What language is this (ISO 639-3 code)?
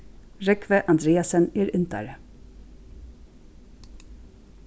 fao